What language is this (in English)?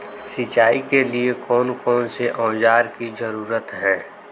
Magahi